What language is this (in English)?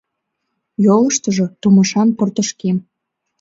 Mari